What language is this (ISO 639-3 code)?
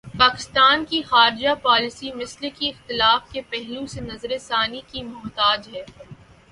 urd